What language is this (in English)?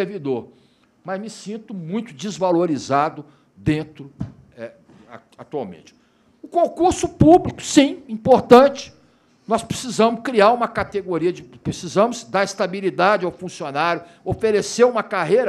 Portuguese